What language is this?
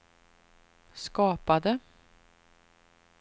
Swedish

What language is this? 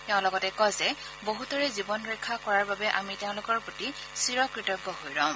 Assamese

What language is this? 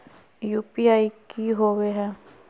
Magahi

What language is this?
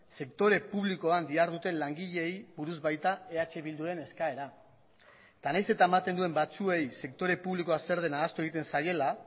Basque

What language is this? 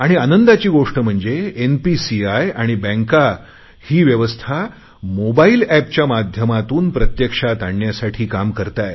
Marathi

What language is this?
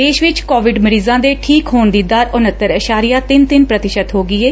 Punjabi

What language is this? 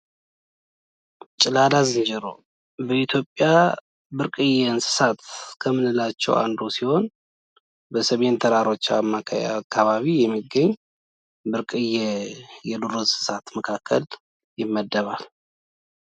Amharic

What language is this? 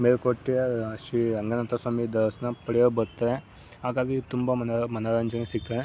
Kannada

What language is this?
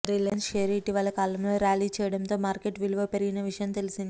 Telugu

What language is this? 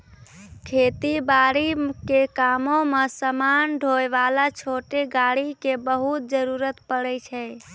Maithili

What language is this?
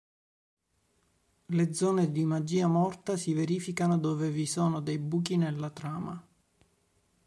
Italian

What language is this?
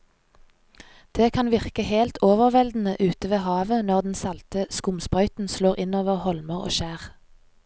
Norwegian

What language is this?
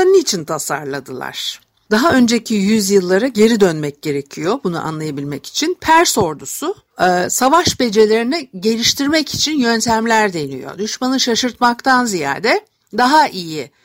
Turkish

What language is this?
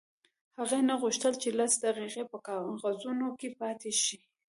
Pashto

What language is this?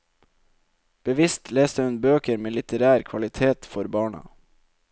Norwegian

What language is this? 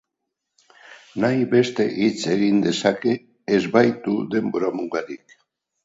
Basque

